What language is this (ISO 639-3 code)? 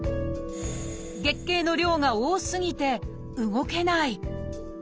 jpn